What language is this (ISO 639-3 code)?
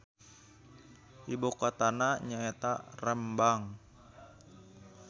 sun